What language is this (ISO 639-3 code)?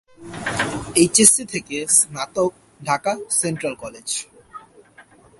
ben